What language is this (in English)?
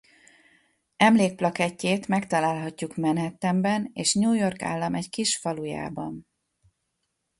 Hungarian